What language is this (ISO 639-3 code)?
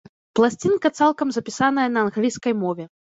bel